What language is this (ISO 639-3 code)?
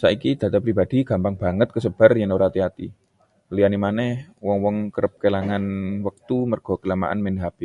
jav